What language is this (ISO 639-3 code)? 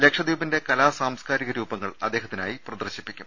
mal